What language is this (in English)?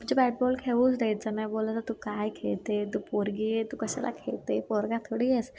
Marathi